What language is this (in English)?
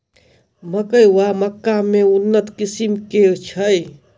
Maithili